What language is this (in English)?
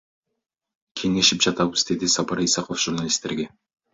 Kyrgyz